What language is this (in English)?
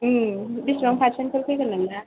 Bodo